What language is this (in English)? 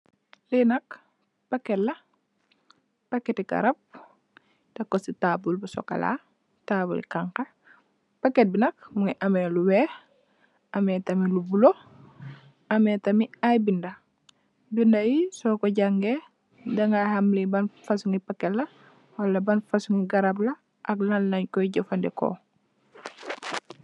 Wolof